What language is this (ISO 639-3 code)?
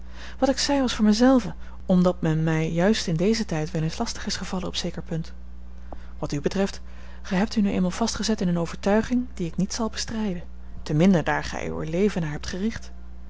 nld